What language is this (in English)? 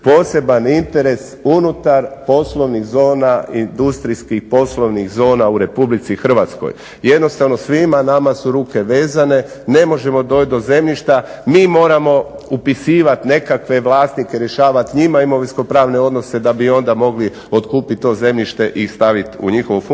Croatian